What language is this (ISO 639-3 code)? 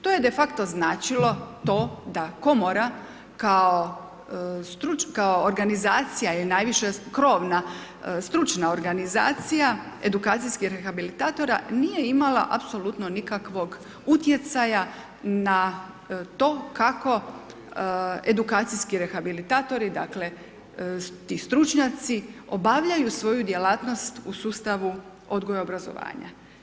hrv